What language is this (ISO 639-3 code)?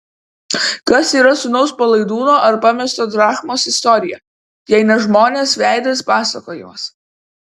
lit